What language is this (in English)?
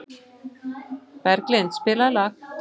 Icelandic